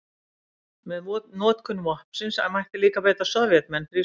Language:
Icelandic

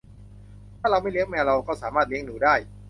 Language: Thai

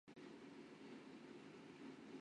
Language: Chinese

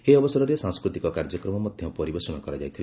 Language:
Odia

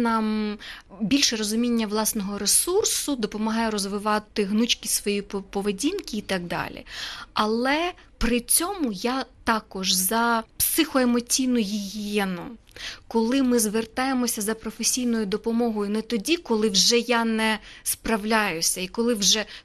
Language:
Ukrainian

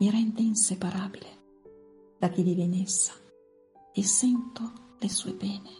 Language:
Italian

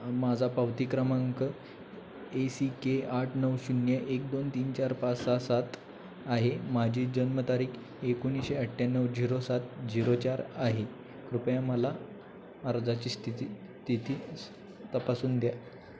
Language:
Marathi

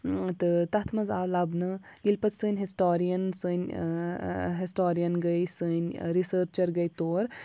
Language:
Kashmiri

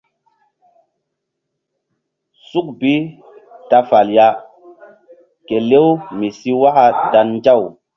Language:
Mbum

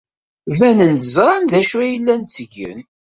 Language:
Kabyle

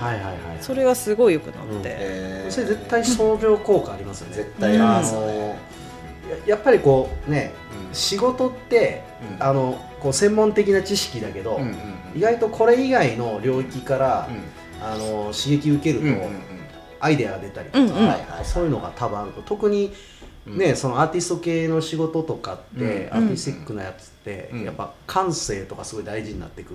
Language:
Japanese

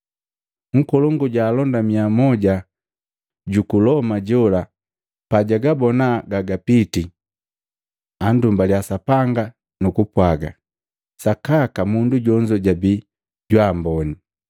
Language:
Matengo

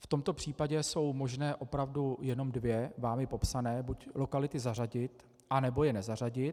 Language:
Czech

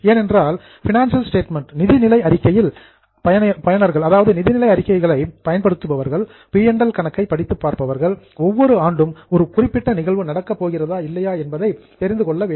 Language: Tamil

